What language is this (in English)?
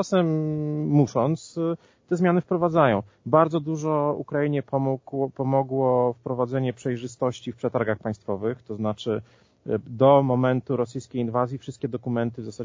Polish